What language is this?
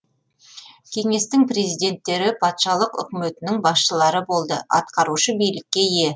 Kazakh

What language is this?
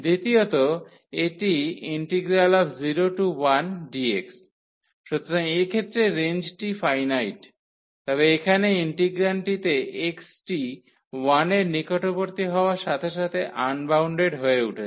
Bangla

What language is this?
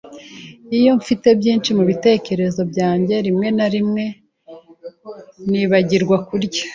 Kinyarwanda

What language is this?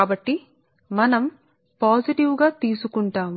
Telugu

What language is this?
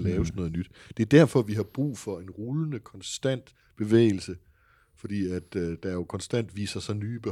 Danish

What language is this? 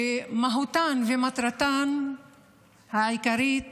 Hebrew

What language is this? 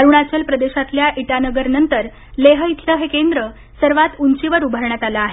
Marathi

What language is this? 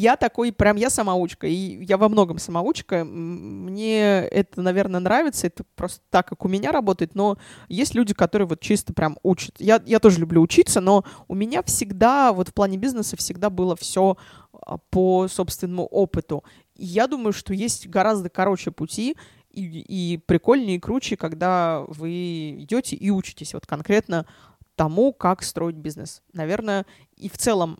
Russian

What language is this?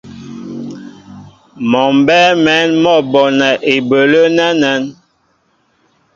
Mbo (Cameroon)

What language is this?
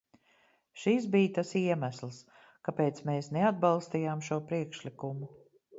Latvian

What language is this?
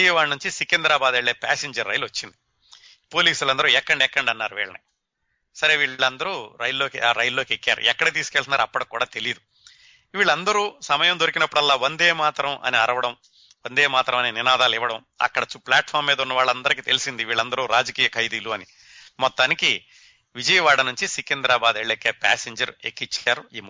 Telugu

